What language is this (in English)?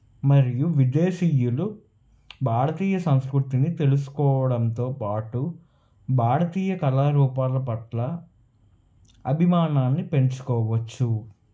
Telugu